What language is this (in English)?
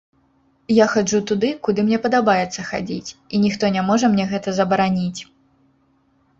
Belarusian